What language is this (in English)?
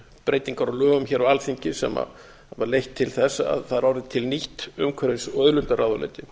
Icelandic